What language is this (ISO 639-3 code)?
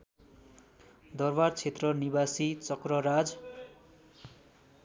nep